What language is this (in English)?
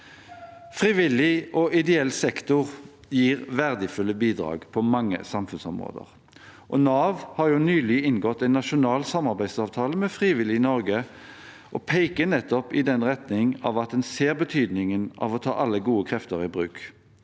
Norwegian